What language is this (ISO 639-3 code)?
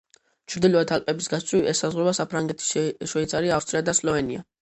kat